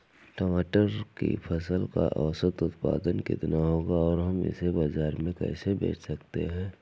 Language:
Hindi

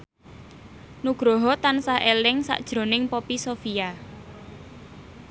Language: Javanese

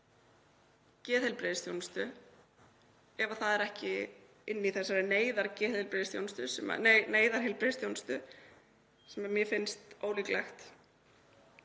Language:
Icelandic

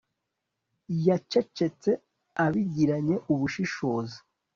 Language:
Kinyarwanda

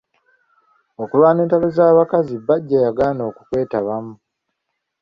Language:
Ganda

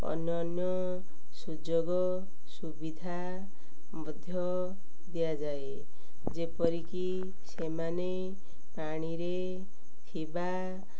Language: Odia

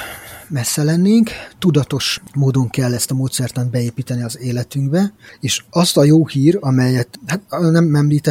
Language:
Hungarian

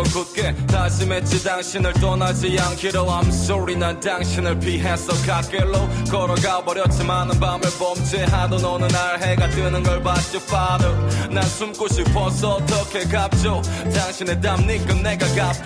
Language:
Korean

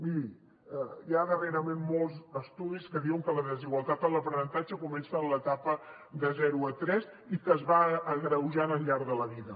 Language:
Catalan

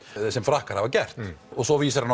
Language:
Icelandic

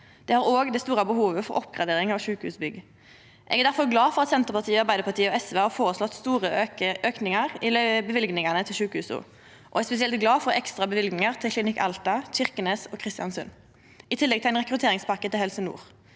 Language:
Norwegian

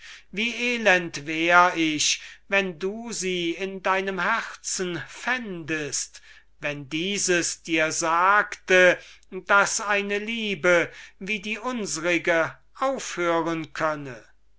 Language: German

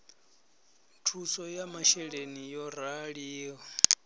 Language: Venda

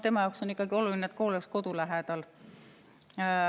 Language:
Estonian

